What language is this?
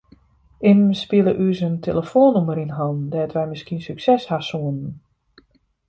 Western Frisian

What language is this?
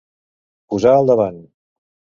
Catalan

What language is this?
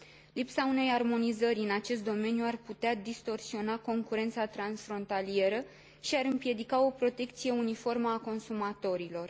Romanian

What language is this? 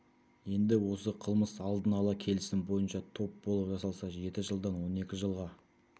Kazakh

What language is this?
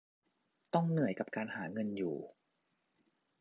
Thai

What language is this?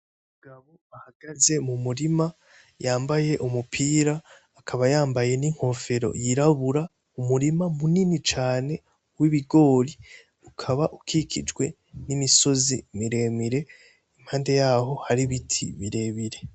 Rundi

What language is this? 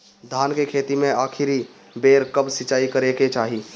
Bhojpuri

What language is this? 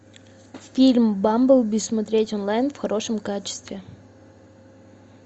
Russian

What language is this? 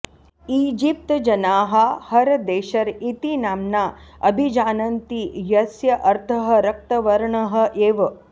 Sanskrit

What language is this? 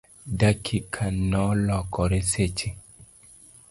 Luo (Kenya and Tanzania)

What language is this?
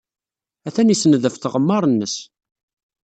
Kabyle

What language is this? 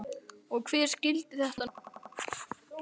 Icelandic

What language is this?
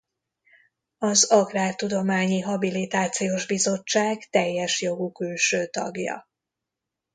Hungarian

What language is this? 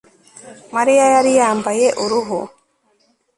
Kinyarwanda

